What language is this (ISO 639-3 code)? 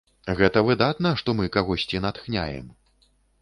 bel